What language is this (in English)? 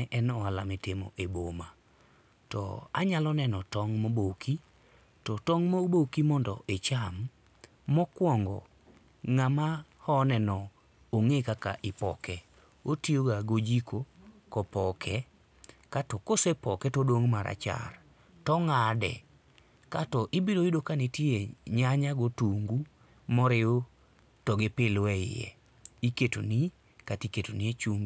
Luo (Kenya and Tanzania)